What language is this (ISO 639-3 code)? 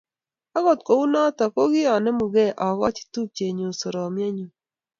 kln